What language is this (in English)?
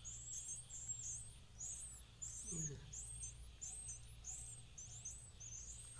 Vietnamese